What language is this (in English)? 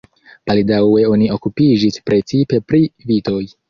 Esperanto